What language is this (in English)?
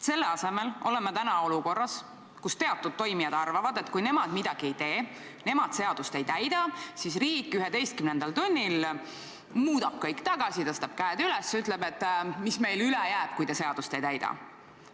Estonian